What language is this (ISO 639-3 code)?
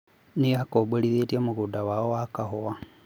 kik